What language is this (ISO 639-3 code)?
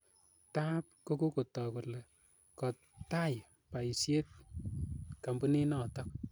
kln